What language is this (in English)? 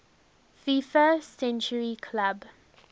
English